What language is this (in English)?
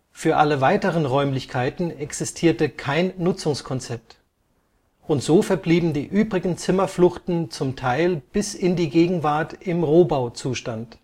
German